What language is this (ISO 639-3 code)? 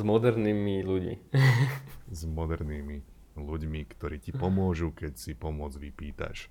slk